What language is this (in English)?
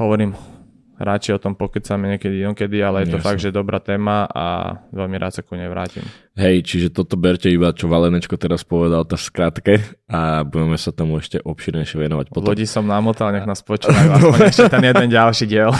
Slovak